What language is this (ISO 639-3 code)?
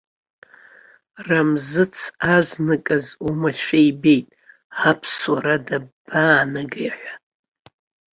abk